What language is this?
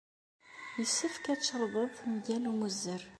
Kabyle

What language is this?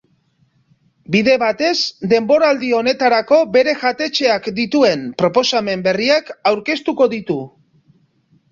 Basque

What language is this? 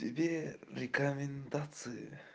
Russian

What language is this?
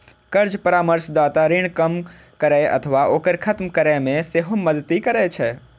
Maithili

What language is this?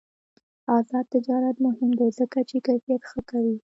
Pashto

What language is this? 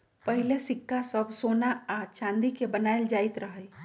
Magahi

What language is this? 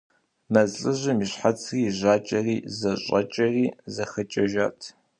Kabardian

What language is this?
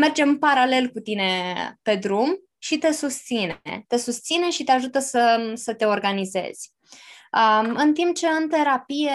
Romanian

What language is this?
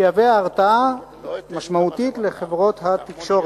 Hebrew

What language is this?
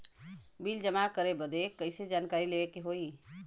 Bhojpuri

